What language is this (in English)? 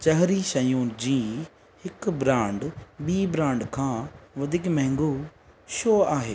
Sindhi